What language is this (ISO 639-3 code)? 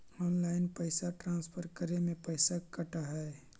mag